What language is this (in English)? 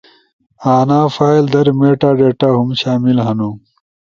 Ushojo